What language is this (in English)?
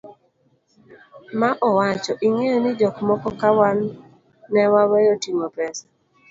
Luo (Kenya and Tanzania)